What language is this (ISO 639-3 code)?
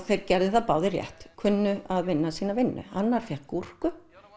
isl